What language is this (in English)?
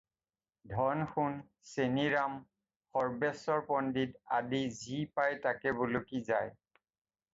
Assamese